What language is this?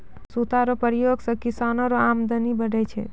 Maithili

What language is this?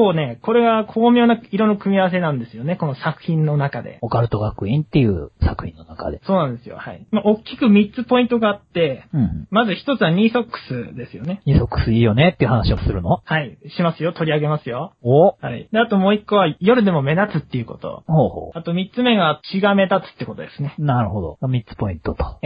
Japanese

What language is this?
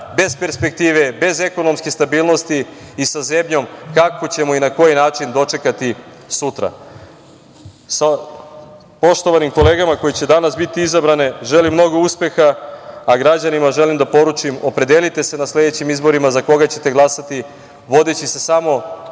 Serbian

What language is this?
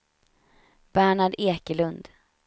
Swedish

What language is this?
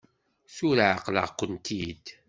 Kabyle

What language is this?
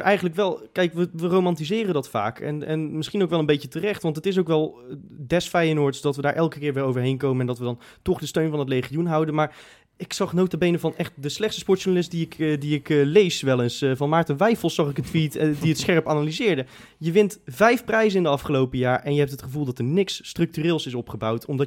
Dutch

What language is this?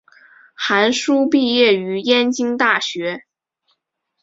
Chinese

